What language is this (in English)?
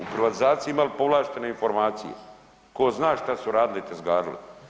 Croatian